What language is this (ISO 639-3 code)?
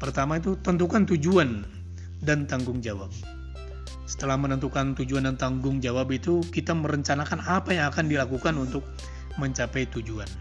ind